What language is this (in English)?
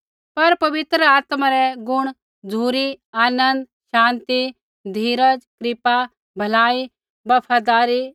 Kullu Pahari